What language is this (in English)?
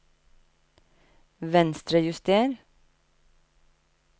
Norwegian